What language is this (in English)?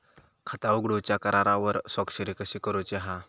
Marathi